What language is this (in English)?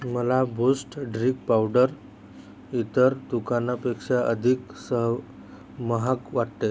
Marathi